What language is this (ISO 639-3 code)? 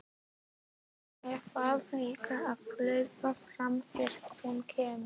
isl